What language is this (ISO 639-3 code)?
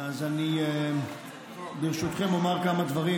heb